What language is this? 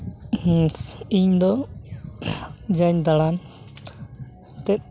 Santali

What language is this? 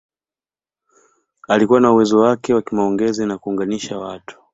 Swahili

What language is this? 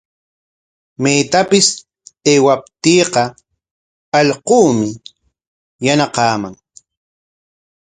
Corongo Ancash Quechua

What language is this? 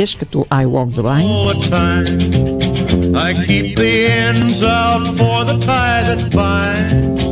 Bulgarian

